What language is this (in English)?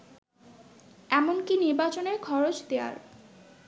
Bangla